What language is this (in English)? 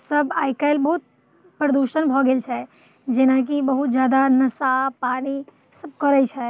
Maithili